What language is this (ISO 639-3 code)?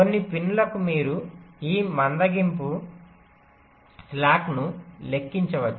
tel